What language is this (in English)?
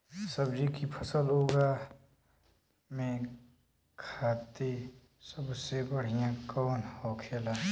Bhojpuri